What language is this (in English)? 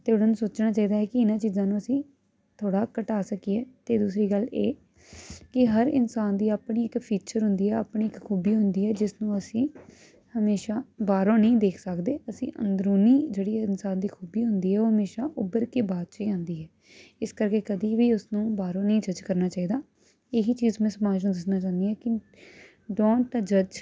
Punjabi